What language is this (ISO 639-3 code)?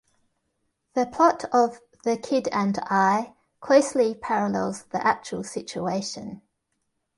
eng